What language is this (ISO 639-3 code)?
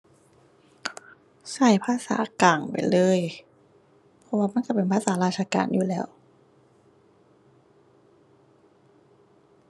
tha